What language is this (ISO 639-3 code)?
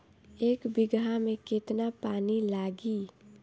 bho